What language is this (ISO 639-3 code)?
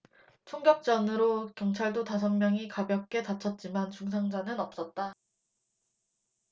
kor